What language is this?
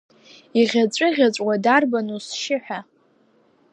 Abkhazian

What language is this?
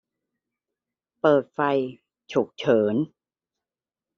Thai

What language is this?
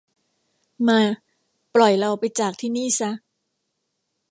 Thai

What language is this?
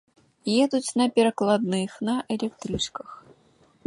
Belarusian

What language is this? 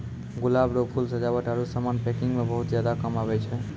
Maithili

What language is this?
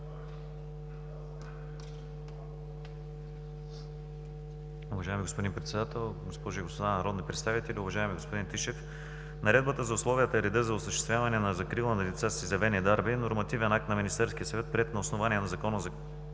Bulgarian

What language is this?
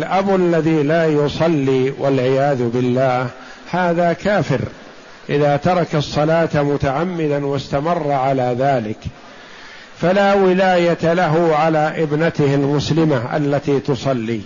Arabic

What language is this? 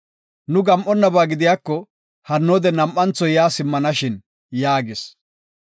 Gofa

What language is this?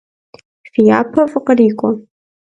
Kabardian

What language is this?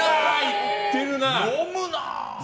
Japanese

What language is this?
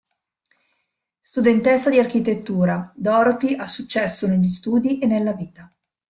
Italian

